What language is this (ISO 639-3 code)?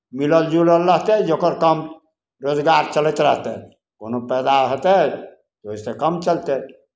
mai